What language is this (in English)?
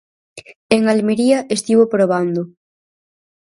Galician